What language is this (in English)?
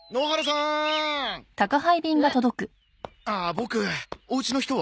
Japanese